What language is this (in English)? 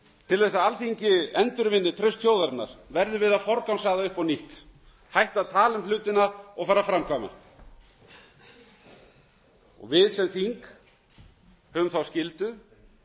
Icelandic